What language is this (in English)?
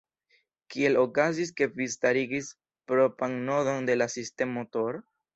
Esperanto